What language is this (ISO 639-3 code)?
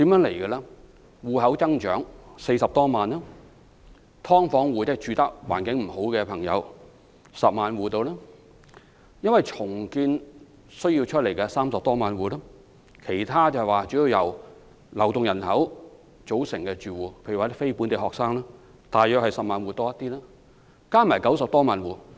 yue